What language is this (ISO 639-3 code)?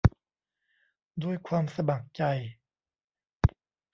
tha